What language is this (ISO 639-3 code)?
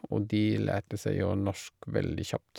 nor